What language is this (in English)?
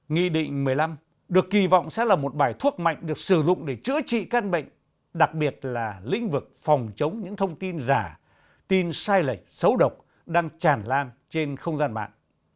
Vietnamese